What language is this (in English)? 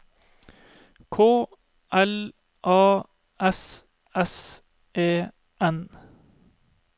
Norwegian